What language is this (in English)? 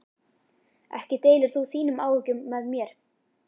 Icelandic